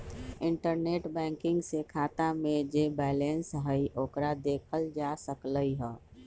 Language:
Magahi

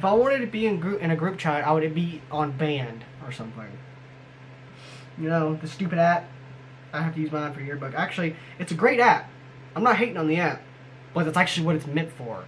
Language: English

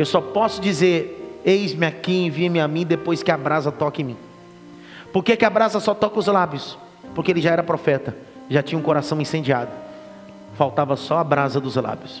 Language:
Portuguese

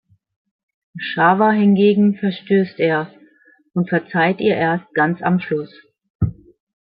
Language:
German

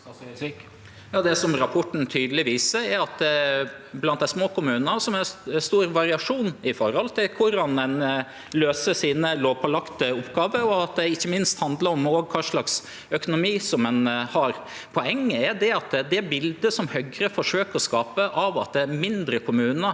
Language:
Norwegian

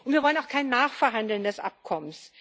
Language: German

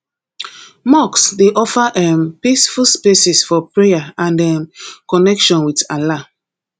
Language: Nigerian Pidgin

